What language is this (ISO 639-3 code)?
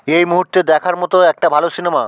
ben